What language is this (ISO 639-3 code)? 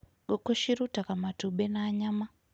kik